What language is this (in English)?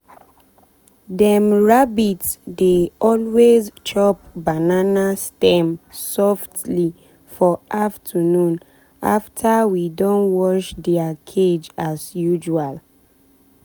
Nigerian Pidgin